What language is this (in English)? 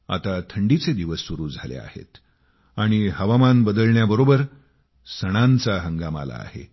Marathi